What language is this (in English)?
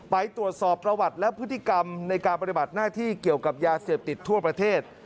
Thai